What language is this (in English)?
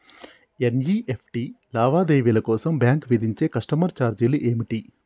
Telugu